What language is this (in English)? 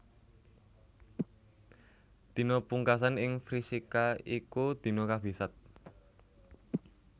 Javanese